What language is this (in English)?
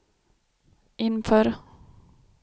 Swedish